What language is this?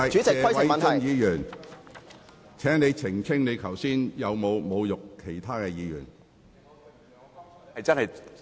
Cantonese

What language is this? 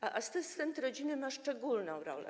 Polish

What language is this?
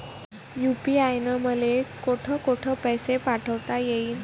Marathi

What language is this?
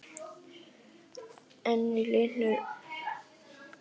Icelandic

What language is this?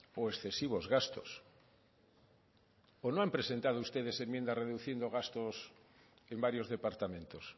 Spanish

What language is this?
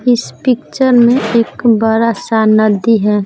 Hindi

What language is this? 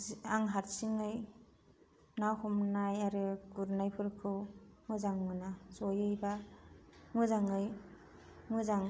Bodo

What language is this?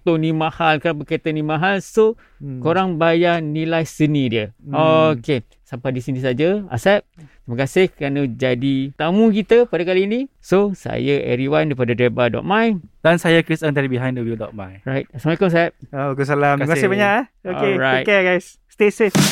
Malay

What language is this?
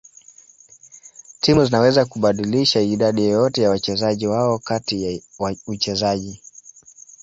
Swahili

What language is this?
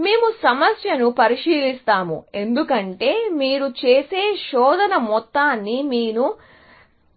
Telugu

